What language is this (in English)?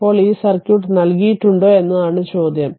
Malayalam